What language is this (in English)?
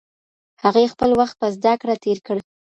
Pashto